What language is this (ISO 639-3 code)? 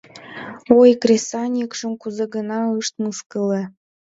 chm